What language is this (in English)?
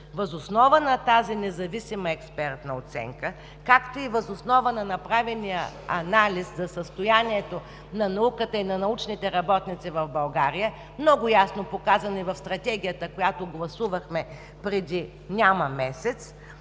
Bulgarian